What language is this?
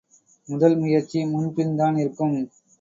Tamil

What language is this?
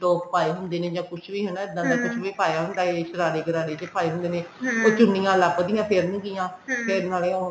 Punjabi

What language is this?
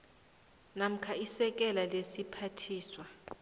South Ndebele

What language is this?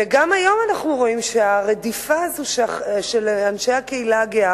Hebrew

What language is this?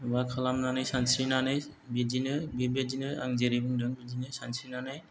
Bodo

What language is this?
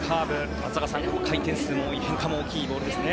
Japanese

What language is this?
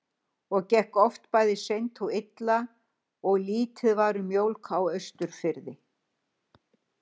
Icelandic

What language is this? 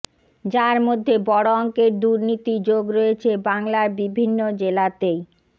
Bangla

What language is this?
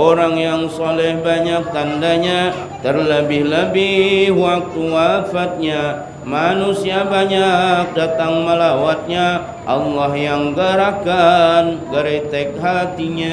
Malay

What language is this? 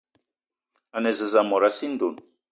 Eton (Cameroon)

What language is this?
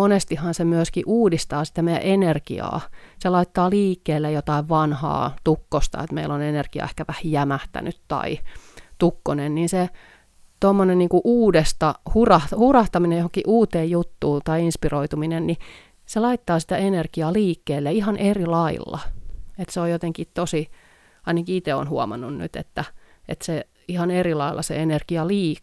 Finnish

